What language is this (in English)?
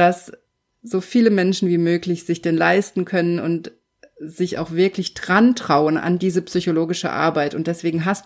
German